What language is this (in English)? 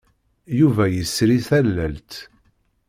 Kabyle